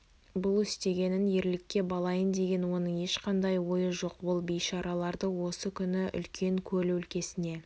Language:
Kazakh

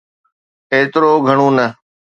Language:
Sindhi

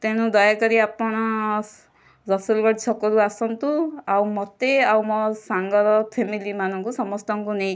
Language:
Odia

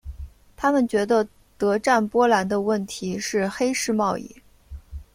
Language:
Chinese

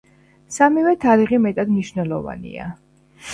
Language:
Georgian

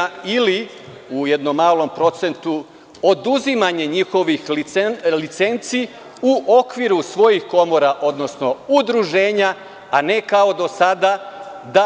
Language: Serbian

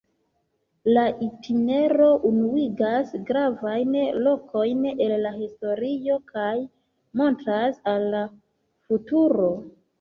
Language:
Esperanto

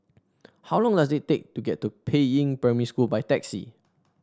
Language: English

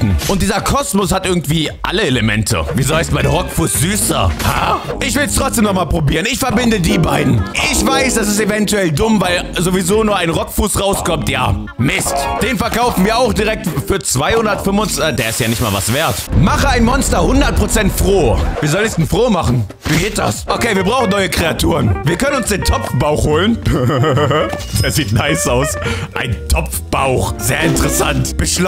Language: German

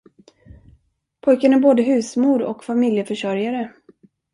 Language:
Swedish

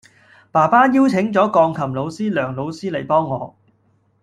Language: Cantonese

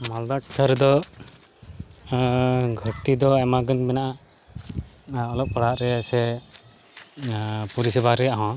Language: Santali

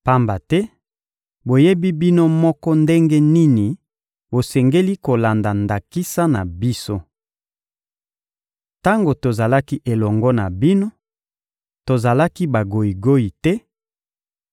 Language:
Lingala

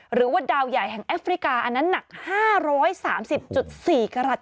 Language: Thai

